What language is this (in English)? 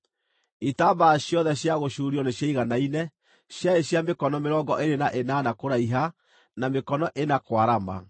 Kikuyu